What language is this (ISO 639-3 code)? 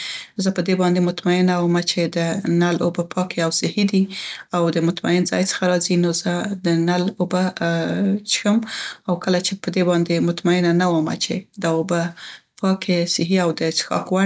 pst